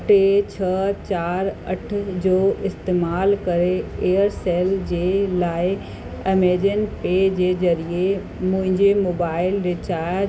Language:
Sindhi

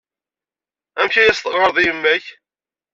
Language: Kabyle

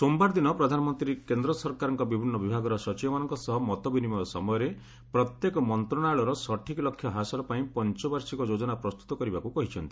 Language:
Odia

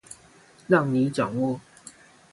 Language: Chinese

